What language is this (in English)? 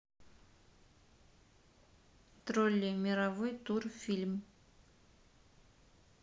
Russian